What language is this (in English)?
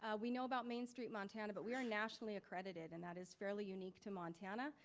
English